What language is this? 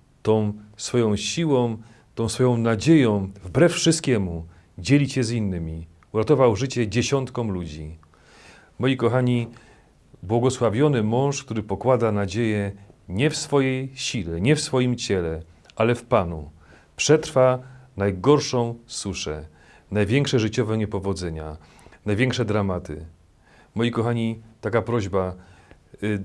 Polish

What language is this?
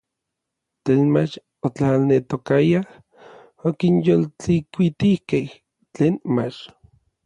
Orizaba Nahuatl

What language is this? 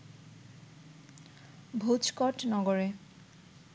Bangla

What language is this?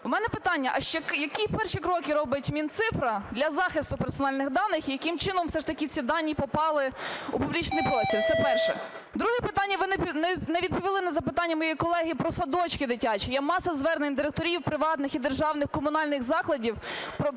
Ukrainian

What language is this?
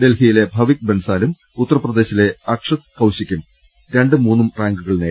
Malayalam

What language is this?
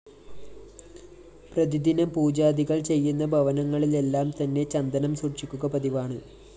Malayalam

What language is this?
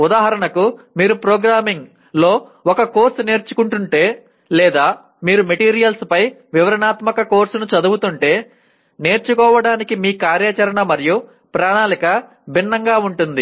Telugu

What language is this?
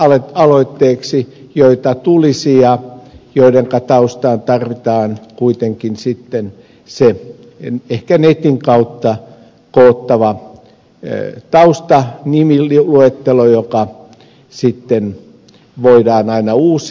Finnish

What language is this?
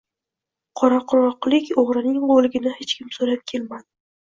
Uzbek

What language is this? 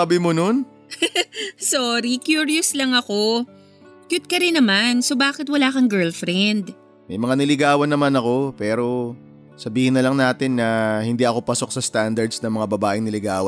Filipino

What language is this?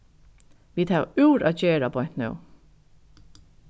Faroese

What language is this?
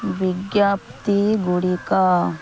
Odia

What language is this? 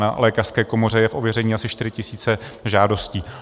Czech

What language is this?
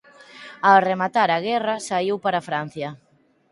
Galician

